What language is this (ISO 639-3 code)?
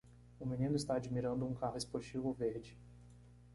por